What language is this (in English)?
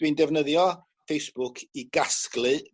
Welsh